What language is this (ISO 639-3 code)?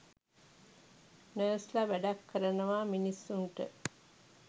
sin